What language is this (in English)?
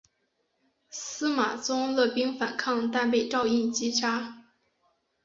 Chinese